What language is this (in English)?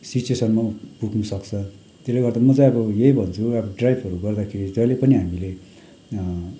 Nepali